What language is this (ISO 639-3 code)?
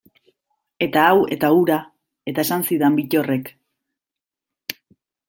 eus